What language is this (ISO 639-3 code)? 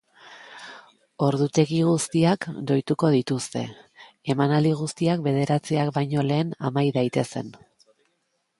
eus